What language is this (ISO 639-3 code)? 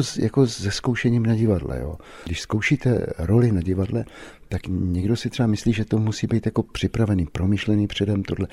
ces